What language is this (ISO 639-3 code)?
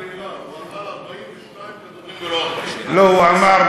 heb